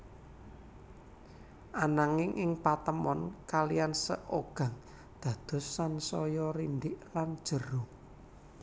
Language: Javanese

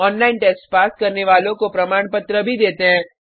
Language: Hindi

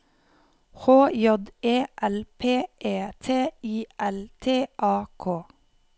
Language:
Norwegian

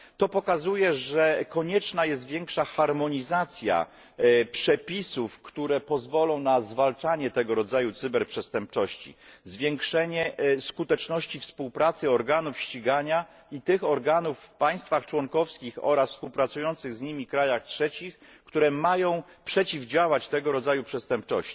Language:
Polish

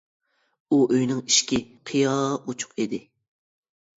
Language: Uyghur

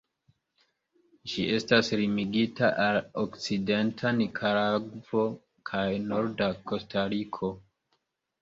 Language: Esperanto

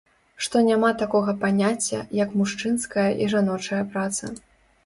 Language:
Belarusian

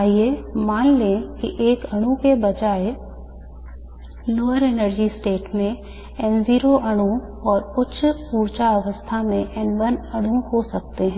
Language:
Hindi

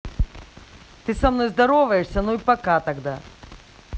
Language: Russian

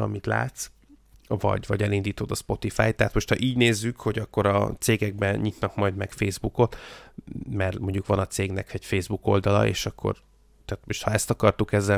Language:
Hungarian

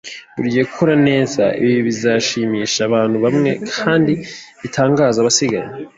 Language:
Kinyarwanda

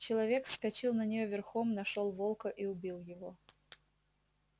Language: Russian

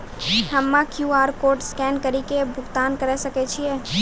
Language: Maithili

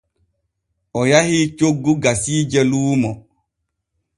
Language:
Borgu Fulfulde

